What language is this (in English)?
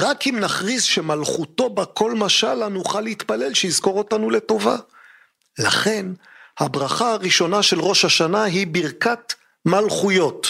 Hebrew